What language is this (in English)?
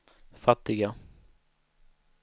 Swedish